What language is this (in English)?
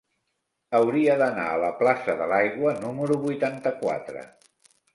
Catalan